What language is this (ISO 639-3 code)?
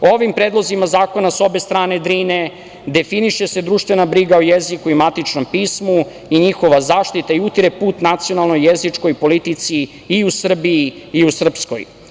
srp